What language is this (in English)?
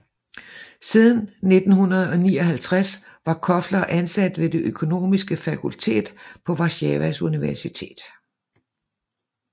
Danish